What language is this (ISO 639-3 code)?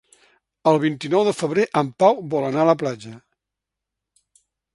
cat